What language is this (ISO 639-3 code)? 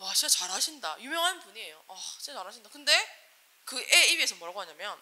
kor